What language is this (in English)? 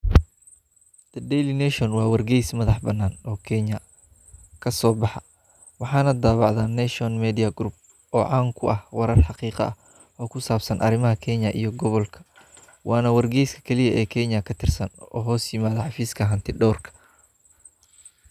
Somali